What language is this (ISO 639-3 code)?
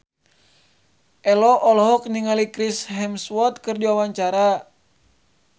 sun